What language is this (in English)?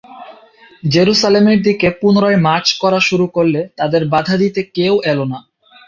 Bangla